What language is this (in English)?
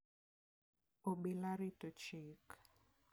Luo (Kenya and Tanzania)